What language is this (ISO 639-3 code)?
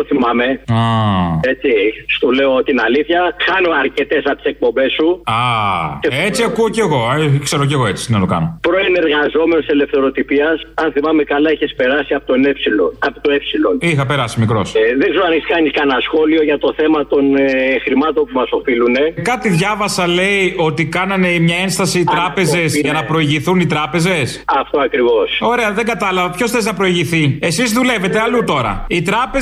ell